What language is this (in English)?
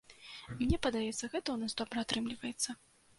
Belarusian